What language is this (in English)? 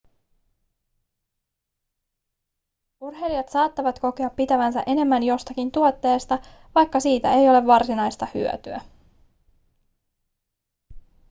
Finnish